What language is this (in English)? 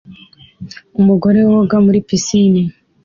Kinyarwanda